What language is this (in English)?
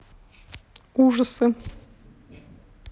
Russian